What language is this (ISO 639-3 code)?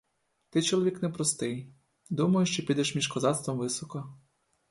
ukr